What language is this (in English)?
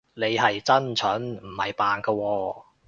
Cantonese